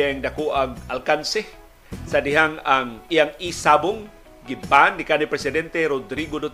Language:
Filipino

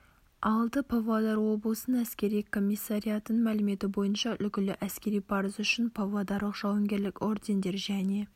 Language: Kazakh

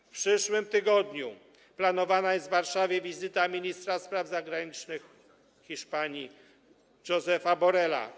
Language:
Polish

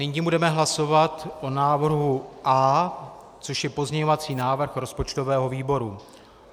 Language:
Czech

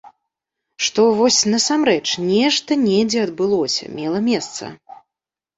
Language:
Belarusian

